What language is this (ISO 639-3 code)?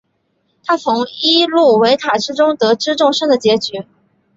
zho